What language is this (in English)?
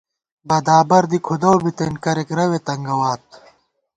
Gawar-Bati